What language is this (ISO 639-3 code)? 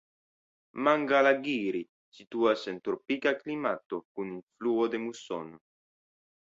epo